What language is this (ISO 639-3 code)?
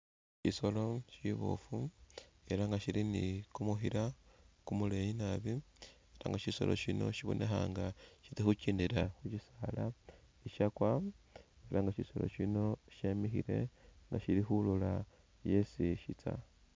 myx